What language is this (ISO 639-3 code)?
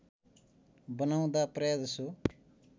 nep